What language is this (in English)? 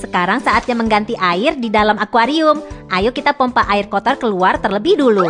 Indonesian